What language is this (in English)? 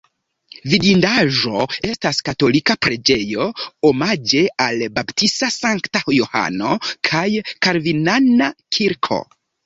Esperanto